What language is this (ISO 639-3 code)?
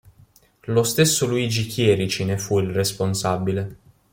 ita